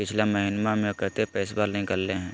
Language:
Magahi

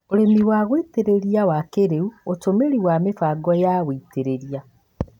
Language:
Kikuyu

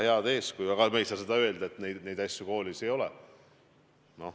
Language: Estonian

